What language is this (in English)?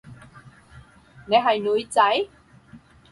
Cantonese